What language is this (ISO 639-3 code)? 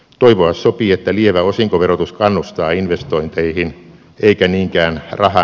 fin